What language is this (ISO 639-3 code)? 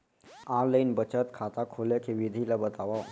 hne